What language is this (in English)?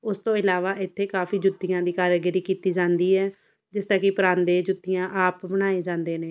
Punjabi